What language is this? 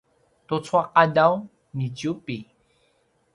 Paiwan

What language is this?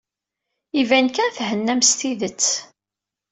Kabyle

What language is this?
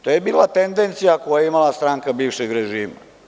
Serbian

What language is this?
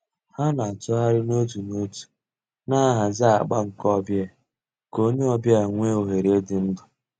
Igbo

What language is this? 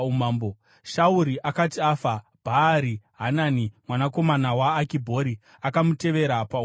Shona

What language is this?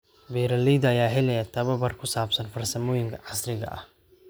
Somali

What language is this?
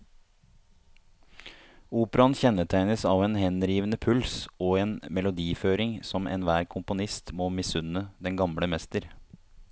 Norwegian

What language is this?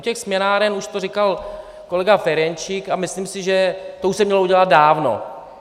Czech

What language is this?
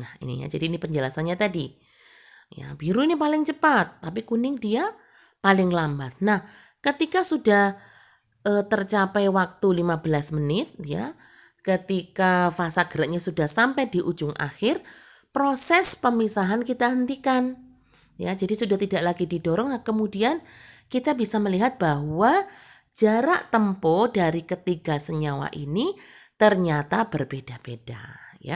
Indonesian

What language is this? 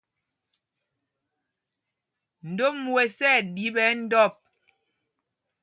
Mpumpong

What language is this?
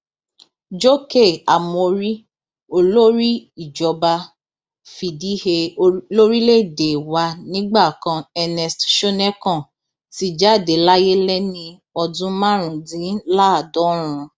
Yoruba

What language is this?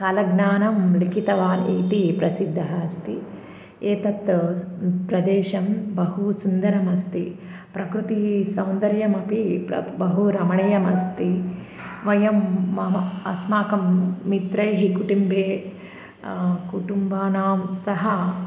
Sanskrit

